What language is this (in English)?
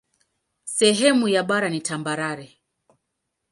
Swahili